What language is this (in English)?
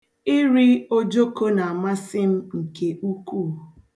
Igbo